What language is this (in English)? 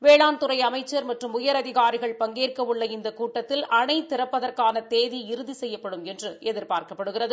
Tamil